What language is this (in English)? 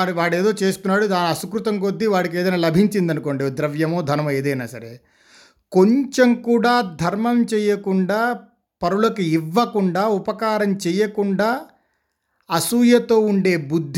Telugu